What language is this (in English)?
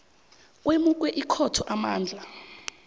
South Ndebele